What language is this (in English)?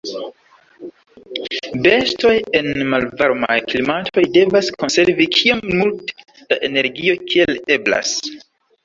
Esperanto